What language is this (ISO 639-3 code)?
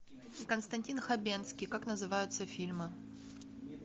rus